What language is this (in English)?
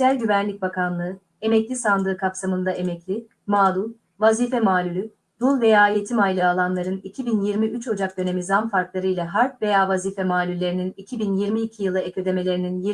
Turkish